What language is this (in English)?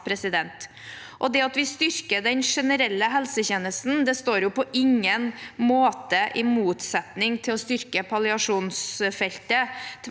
Norwegian